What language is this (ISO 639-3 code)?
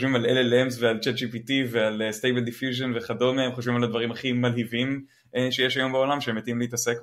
heb